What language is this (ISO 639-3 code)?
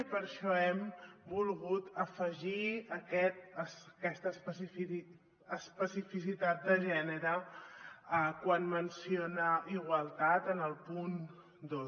cat